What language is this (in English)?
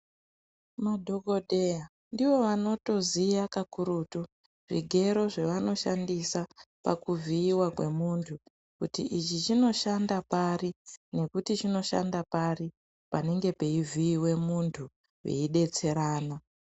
Ndau